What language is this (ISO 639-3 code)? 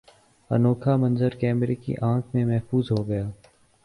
urd